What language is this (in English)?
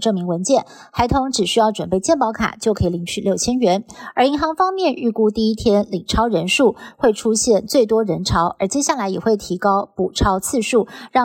Chinese